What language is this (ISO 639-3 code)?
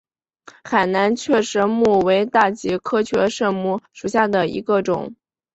zho